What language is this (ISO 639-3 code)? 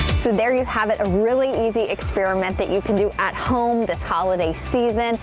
eng